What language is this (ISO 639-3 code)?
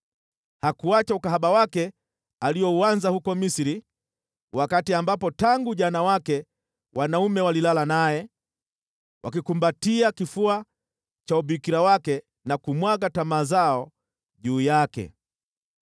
swa